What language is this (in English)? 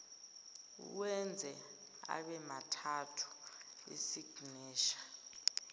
Zulu